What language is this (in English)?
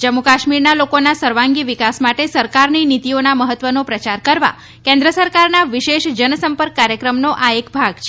Gujarati